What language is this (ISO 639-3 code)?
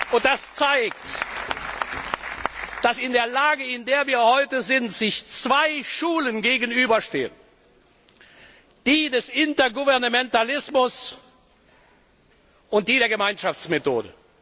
deu